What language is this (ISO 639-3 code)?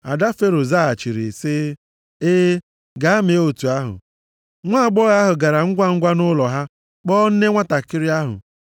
ibo